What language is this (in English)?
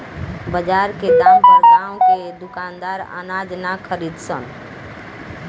Bhojpuri